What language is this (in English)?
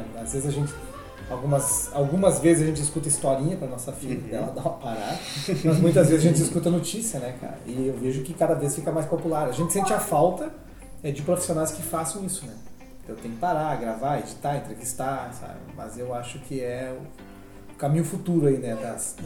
Portuguese